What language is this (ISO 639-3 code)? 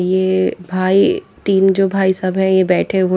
hin